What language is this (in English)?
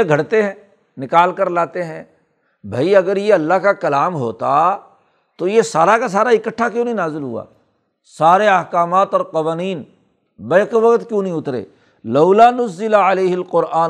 Urdu